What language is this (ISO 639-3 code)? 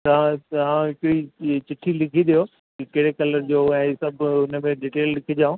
snd